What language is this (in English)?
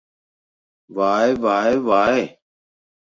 Latvian